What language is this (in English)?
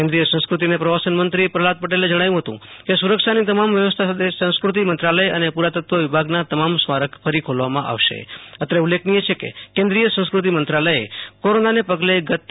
Gujarati